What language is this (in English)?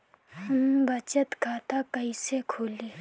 Bhojpuri